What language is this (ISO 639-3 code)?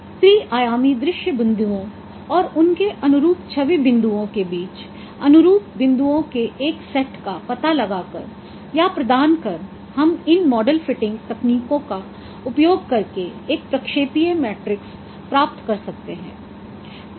hin